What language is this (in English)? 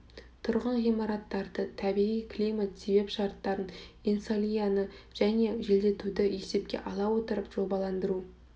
Kazakh